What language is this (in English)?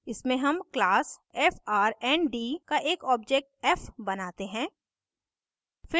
Hindi